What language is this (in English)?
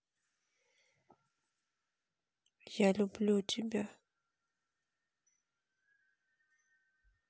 Russian